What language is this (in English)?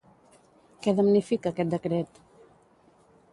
Catalan